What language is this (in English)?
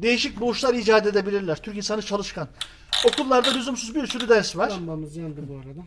Turkish